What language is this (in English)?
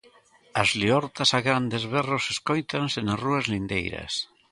Galician